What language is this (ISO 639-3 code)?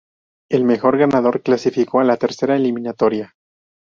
spa